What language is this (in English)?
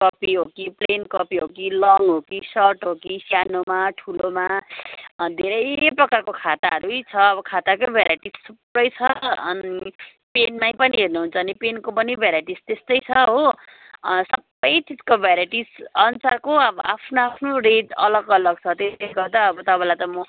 Nepali